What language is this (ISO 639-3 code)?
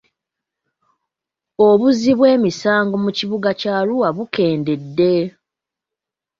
lug